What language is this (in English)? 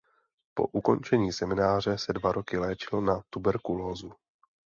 Czech